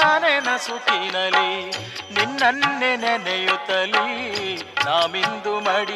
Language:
Kannada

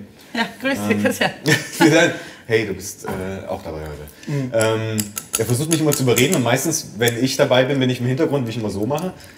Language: German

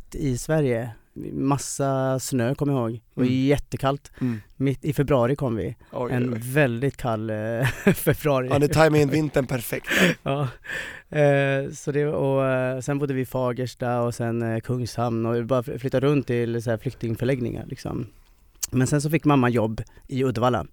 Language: Swedish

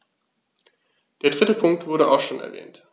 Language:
German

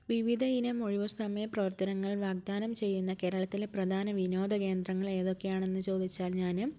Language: Malayalam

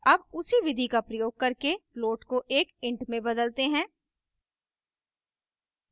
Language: Hindi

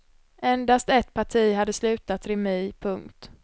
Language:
Swedish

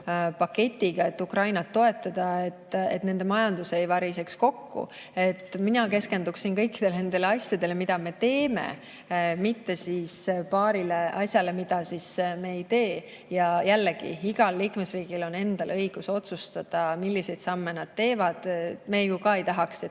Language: Estonian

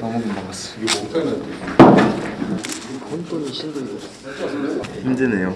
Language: Korean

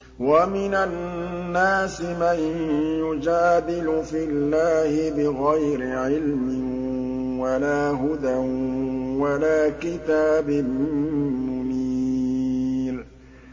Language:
Arabic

